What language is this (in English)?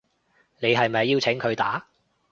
Cantonese